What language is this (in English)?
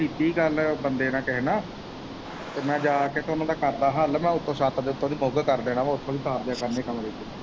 Punjabi